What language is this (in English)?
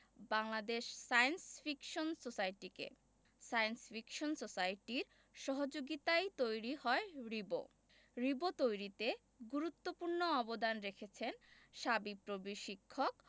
Bangla